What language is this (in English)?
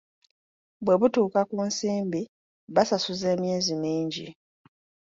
Ganda